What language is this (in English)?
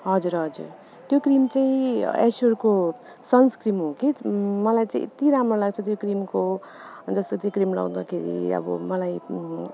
Nepali